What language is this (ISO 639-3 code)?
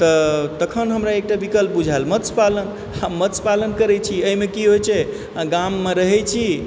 mai